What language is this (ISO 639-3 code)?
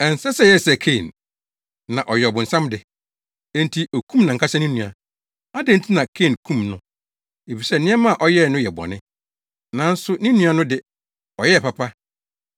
aka